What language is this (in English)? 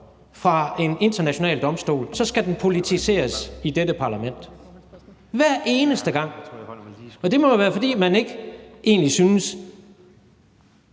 Danish